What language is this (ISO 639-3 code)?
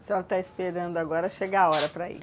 por